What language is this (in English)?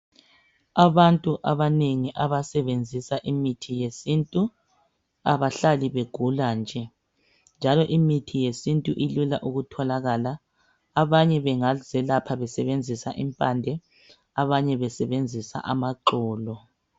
North Ndebele